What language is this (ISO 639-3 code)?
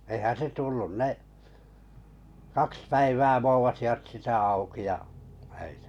fin